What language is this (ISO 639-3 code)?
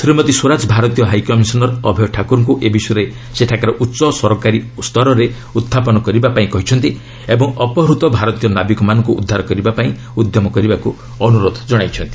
ori